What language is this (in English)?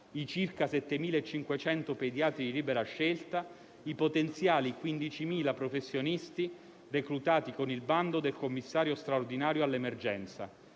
Italian